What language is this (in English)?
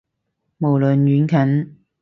Cantonese